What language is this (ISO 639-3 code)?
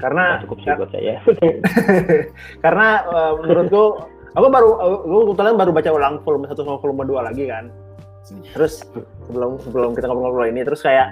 ind